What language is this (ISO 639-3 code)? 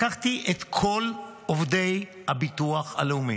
heb